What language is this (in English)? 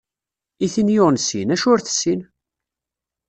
Kabyle